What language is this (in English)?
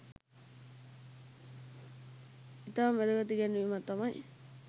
Sinhala